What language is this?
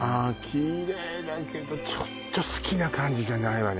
Japanese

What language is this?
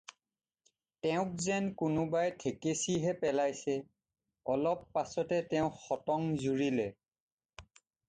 Assamese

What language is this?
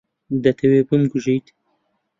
Central Kurdish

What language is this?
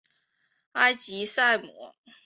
Chinese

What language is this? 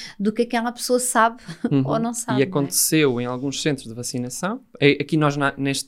Portuguese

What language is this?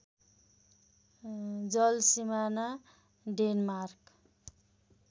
Nepali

